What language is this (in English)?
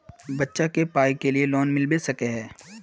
Magahi